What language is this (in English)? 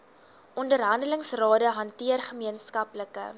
Afrikaans